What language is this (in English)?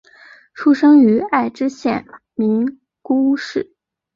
Chinese